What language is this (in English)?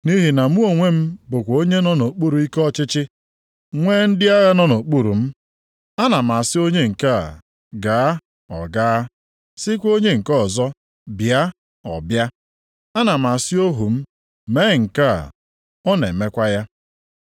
Igbo